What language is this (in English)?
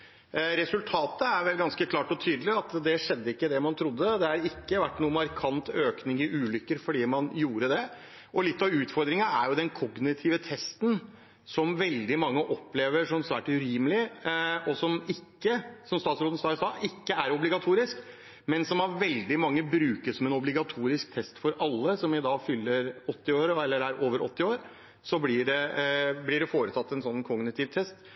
Norwegian Bokmål